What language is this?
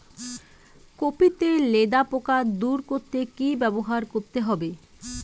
Bangla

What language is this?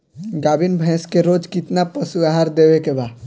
Bhojpuri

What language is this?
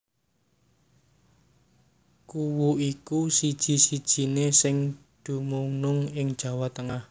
Javanese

